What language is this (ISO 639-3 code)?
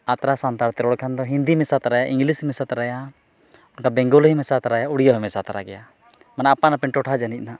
sat